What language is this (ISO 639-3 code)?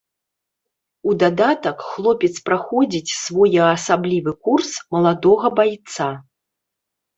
bel